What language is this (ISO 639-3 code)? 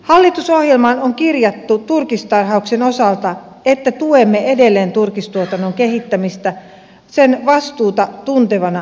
fin